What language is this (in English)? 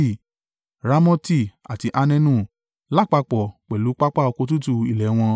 Yoruba